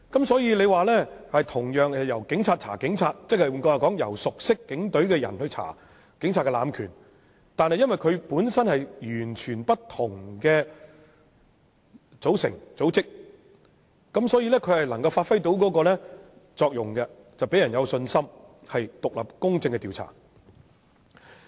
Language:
Cantonese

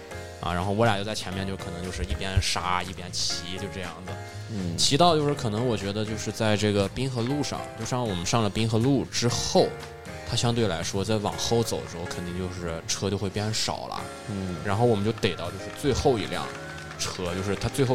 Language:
Chinese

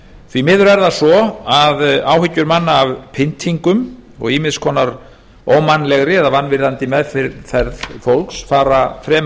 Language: Icelandic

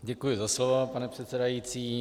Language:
Czech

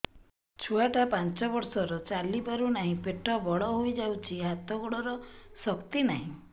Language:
Odia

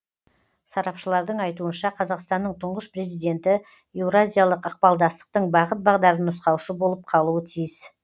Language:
Kazakh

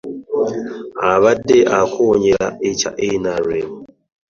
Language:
Ganda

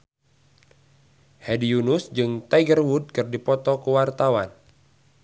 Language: Sundanese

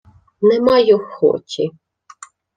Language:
Ukrainian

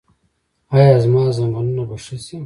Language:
Pashto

